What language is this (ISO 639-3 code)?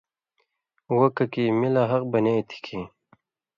mvy